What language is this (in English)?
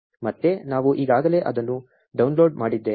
Kannada